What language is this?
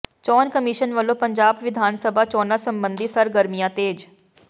Punjabi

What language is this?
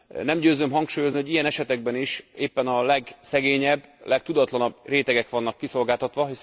Hungarian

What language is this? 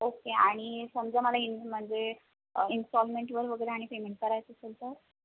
Marathi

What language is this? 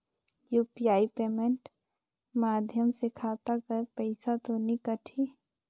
Chhattisgarhi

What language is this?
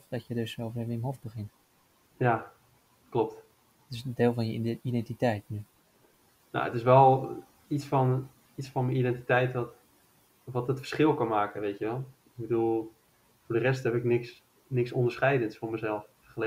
Dutch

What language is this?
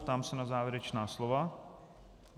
Czech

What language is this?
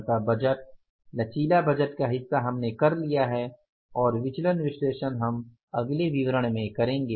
Hindi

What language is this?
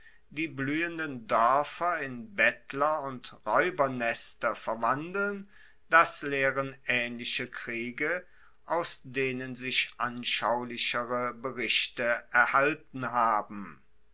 German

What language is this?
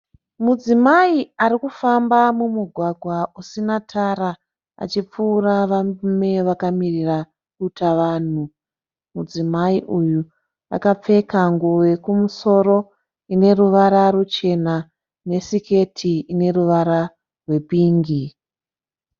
Shona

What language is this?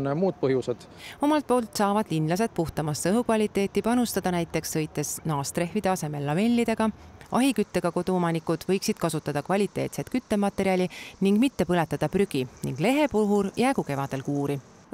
Finnish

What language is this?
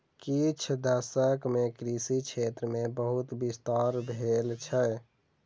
Maithili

